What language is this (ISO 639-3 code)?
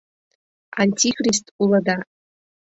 chm